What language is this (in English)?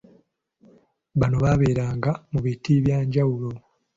Ganda